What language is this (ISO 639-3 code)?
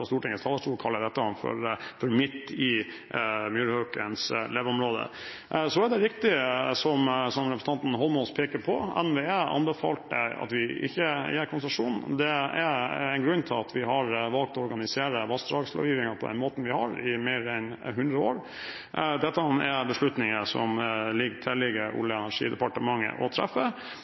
nob